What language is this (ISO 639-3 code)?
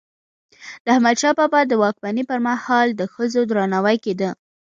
pus